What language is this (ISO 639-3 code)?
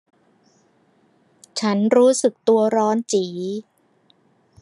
tha